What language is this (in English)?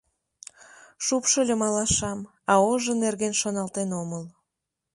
Mari